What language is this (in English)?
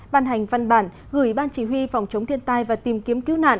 Vietnamese